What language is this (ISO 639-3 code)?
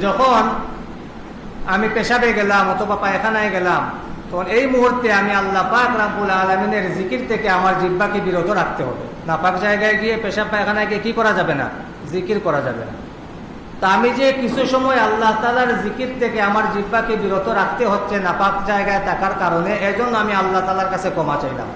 ben